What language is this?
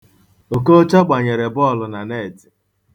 Igbo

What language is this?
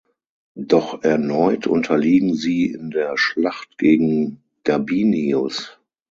German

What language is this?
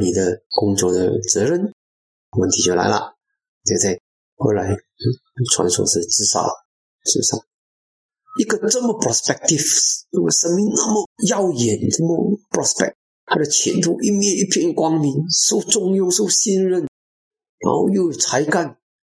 Chinese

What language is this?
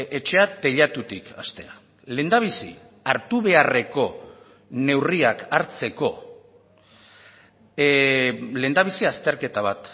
Basque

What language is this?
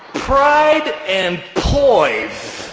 English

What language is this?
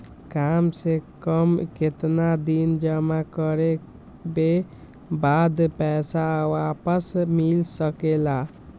Magahi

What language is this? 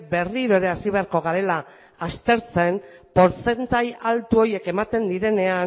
Basque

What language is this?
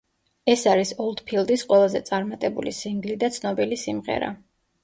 Georgian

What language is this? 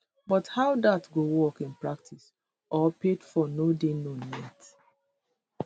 Nigerian Pidgin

